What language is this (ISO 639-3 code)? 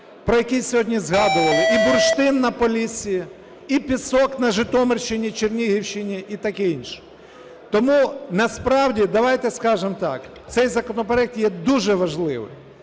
ukr